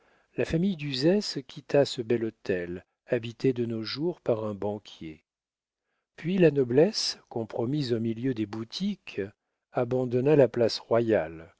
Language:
French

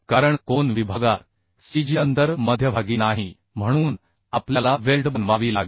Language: Marathi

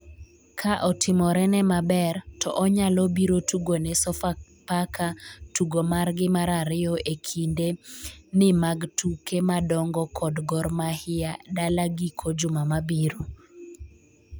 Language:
Luo (Kenya and Tanzania)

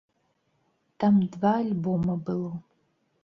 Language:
Belarusian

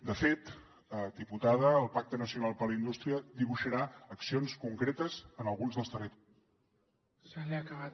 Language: Catalan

